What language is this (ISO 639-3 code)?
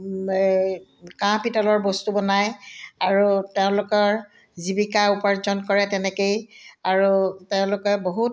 asm